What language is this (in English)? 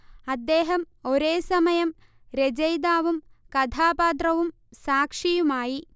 Malayalam